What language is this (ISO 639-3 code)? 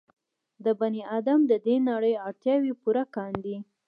pus